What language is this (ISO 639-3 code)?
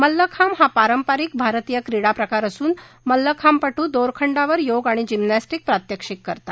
mar